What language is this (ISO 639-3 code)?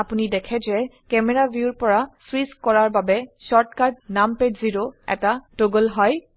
asm